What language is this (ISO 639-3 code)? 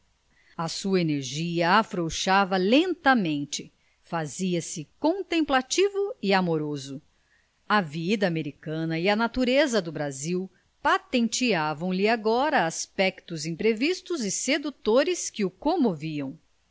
por